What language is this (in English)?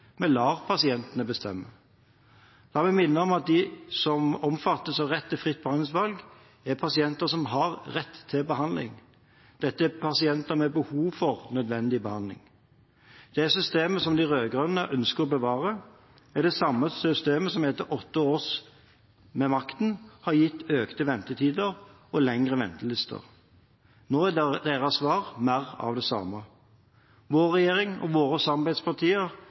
Norwegian Bokmål